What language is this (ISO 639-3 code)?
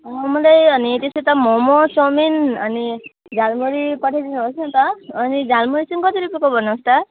nep